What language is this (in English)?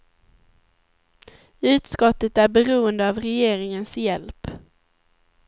Swedish